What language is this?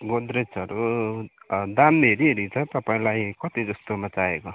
Nepali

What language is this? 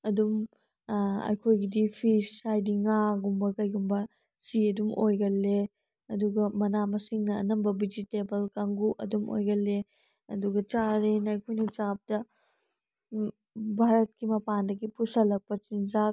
Manipuri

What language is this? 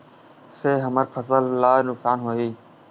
Chhattisgarhi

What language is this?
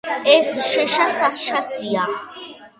Georgian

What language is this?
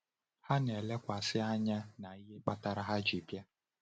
Igbo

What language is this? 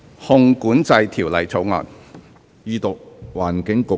Cantonese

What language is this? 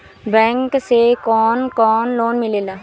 Bhojpuri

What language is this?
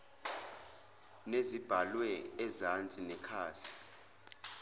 Zulu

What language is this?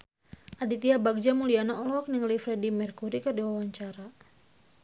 Sundanese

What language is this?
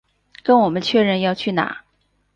Chinese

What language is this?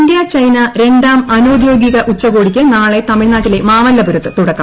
Malayalam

